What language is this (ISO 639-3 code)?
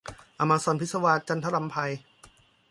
tha